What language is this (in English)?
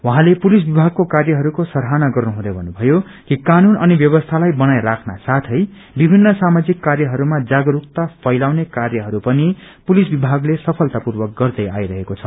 Nepali